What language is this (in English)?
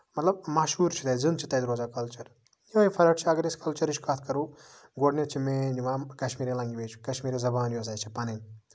Kashmiri